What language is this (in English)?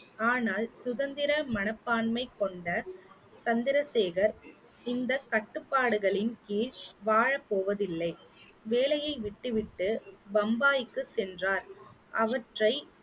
Tamil